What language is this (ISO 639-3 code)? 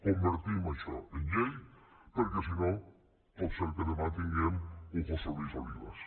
cat